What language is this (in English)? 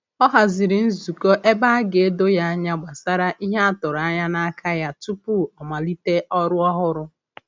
Igbo